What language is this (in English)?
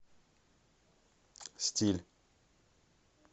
Russian